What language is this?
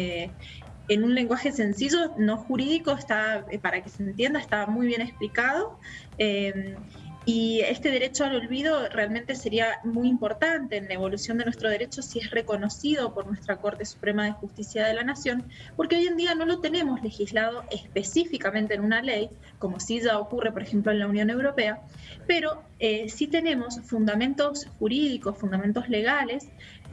Spanish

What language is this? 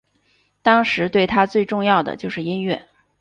Chinese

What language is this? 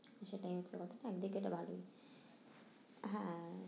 Bangla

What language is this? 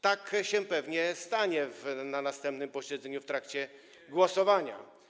Polish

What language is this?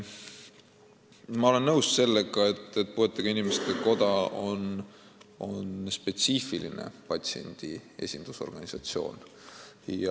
Estonian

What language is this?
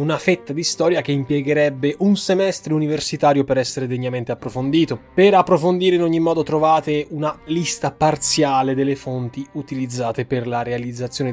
Italian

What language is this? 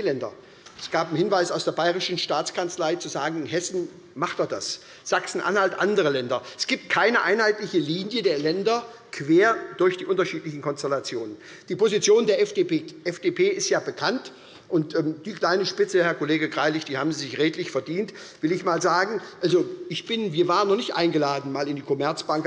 German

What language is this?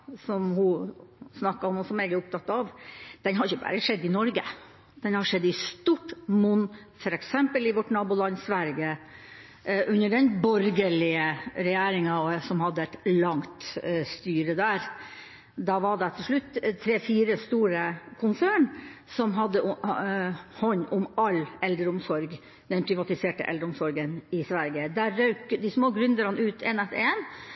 Norwegian Bokmål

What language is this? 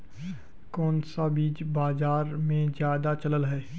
Magahi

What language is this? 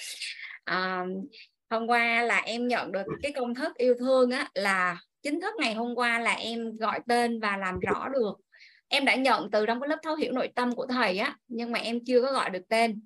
Vietnamese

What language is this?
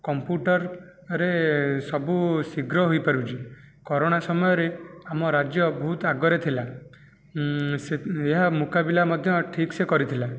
Odia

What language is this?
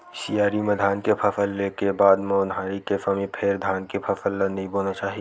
Chhattisgarhi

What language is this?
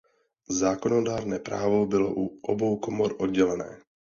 Czech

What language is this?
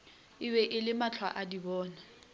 Northern Sotho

